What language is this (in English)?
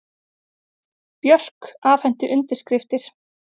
Icelandic